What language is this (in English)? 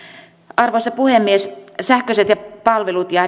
Finnish